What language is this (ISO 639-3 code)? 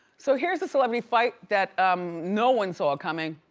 eng